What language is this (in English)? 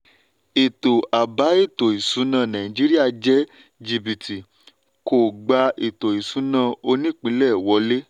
Yoruba